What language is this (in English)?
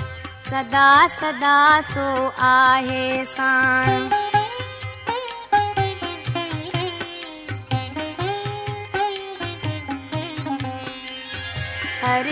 Hindi